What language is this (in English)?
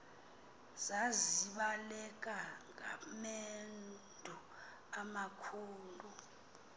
Xhosa